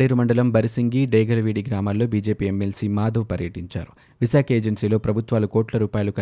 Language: Telugu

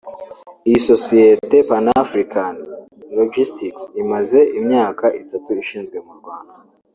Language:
Kinyarwanda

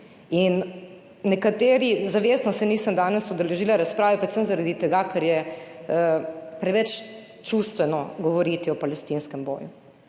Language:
Slovenian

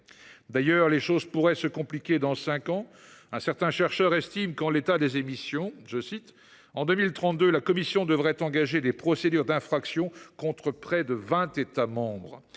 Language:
French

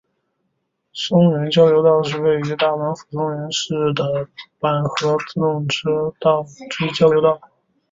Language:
Chinese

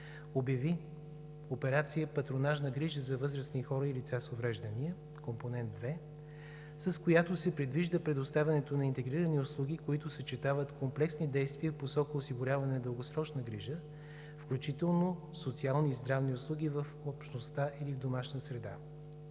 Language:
Bulgarian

